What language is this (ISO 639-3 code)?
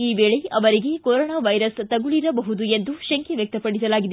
kan